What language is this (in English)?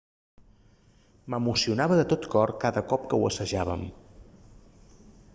Catalan